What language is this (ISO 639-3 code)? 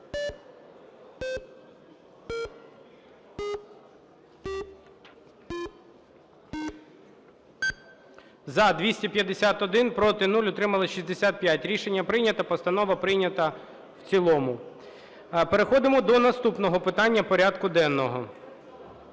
ukr